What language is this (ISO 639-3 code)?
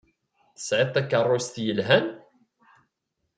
kab